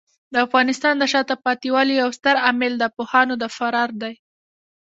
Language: Pashto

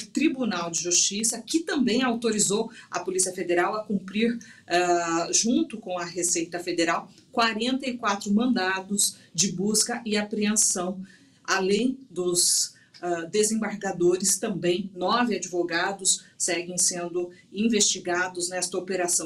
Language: Portuguese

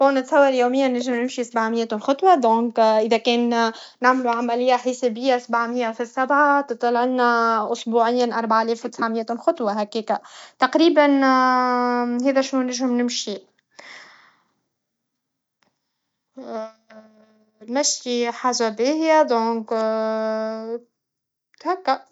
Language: Tunisian Arabic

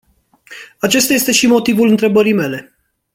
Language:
Romanian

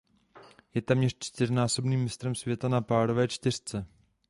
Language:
Czech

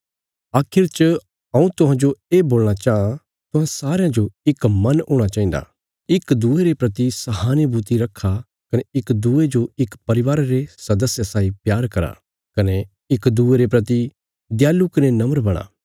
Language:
Bilaspuri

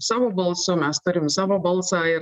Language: Lithuanian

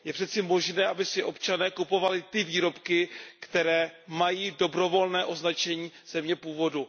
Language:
Czech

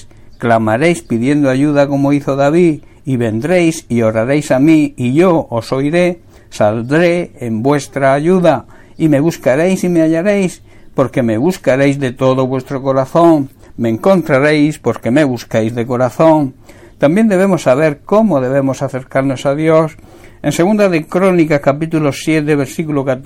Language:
Spanish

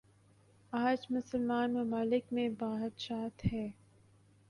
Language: Urdu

